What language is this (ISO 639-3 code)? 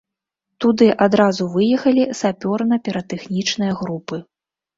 bel